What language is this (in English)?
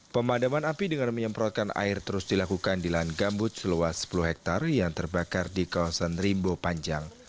Indonesian